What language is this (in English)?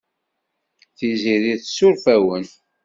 Kabyle